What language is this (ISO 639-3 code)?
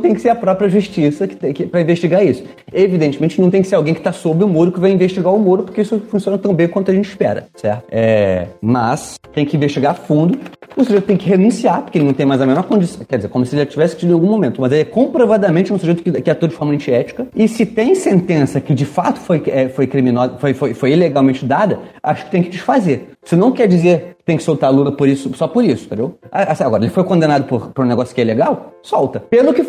por